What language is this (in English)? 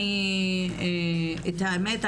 Hebrew